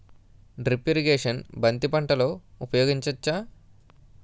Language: Telugu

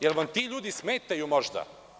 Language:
Serbian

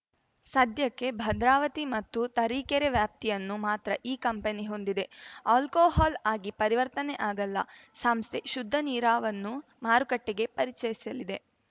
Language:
Kannada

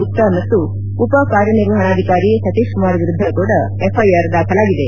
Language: Kannada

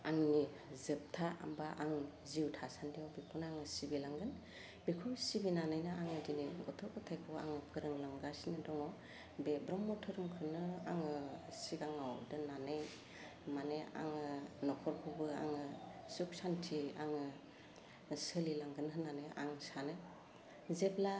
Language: Bodo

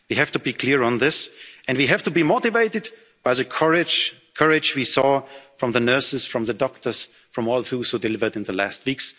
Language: English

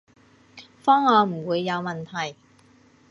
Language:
Cantonese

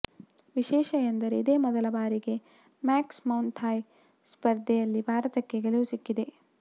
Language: Kannada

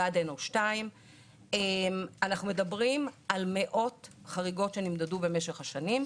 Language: Hebrew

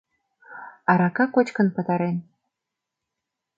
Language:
Mari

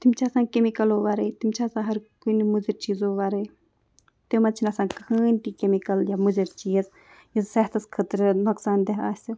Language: Kashmiri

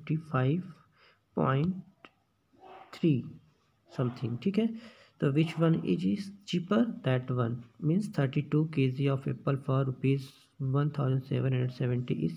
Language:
Hindi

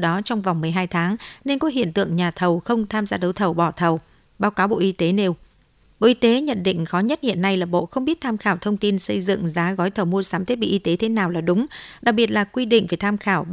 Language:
Vietnamese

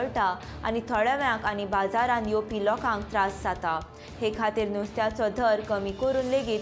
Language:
Romanian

